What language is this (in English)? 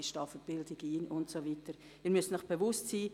Swiss German